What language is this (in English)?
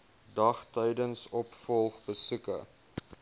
Afrikaans